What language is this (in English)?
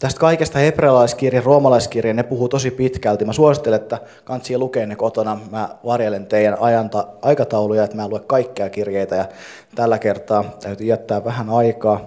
Finnish